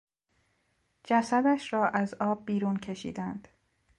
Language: Persian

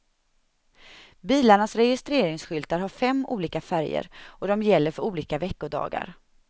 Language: Swedish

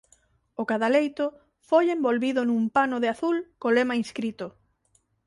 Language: Galician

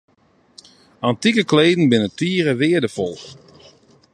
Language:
Western Frisian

